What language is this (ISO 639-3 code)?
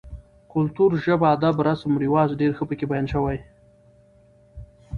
pus